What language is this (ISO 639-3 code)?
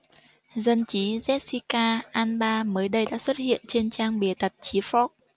vie